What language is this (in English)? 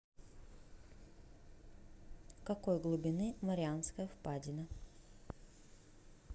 Russian